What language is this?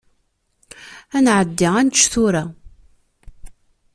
Kabyle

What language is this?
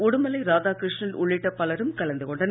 Tamil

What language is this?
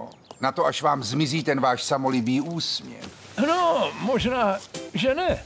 Czech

